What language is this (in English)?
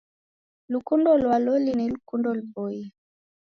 Taita